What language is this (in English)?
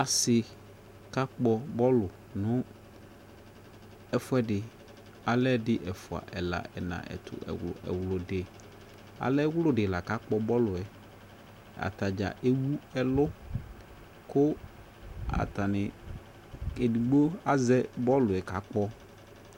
Ikposo